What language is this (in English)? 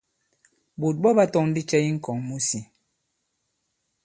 Bankon